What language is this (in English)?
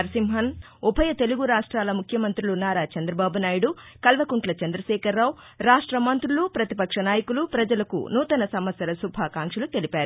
Telugu